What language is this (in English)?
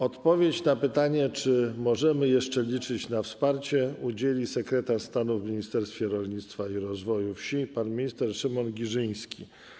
Polish